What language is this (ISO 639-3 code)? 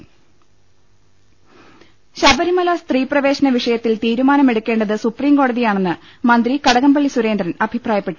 mal